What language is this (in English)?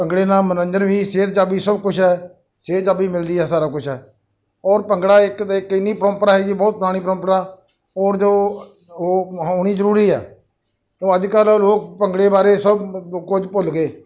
Punjabi